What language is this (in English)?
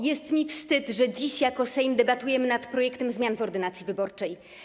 Polish